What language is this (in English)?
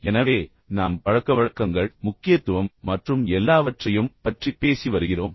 Tamil